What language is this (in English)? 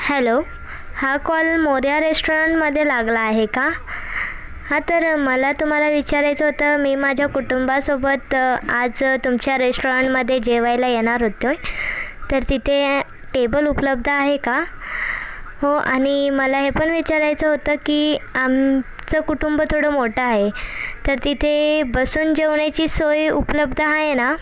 Marathi